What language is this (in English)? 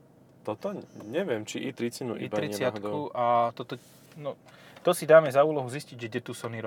Slovak